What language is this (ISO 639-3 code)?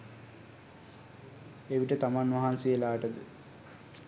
sin